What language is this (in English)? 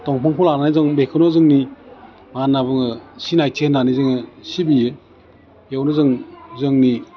Bodo